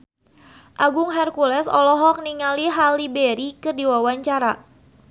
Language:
Sundanese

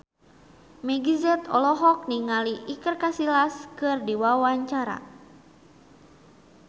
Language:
Sundanese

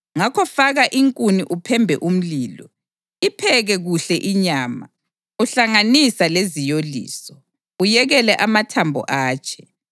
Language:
North Ndebele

